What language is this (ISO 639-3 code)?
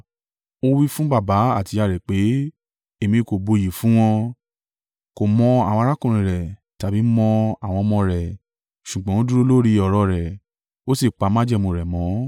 yor